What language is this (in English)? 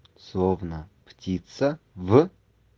Russian